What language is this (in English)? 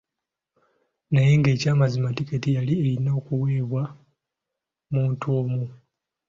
Ganda